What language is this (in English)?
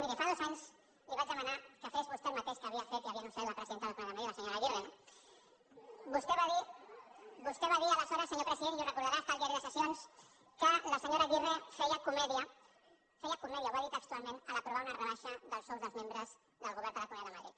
Catalan